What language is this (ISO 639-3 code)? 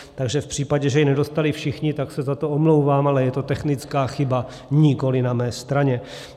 ces